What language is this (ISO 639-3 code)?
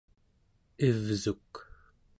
esu